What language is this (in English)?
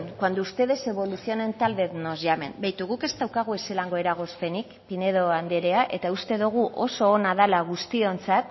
Basque